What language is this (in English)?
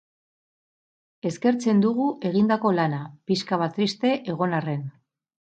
Basque